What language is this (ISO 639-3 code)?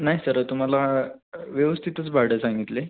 mar